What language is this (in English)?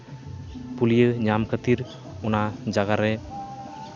Santali